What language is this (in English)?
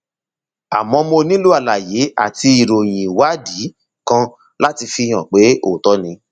Yoruba